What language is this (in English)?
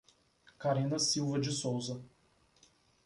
Portuguese